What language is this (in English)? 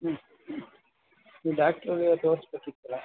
Kannada